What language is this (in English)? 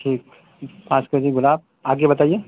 Urdu